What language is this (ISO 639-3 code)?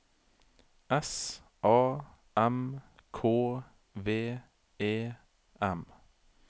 nor